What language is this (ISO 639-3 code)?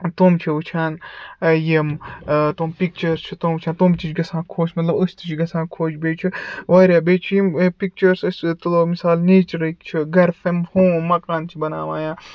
kas